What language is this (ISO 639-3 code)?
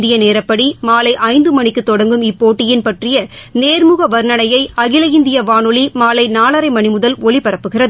tam